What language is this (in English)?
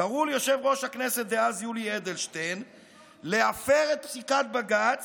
Hebrew